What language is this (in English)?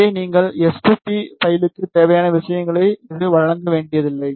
Tamil